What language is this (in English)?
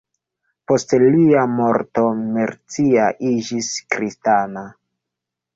Esperanto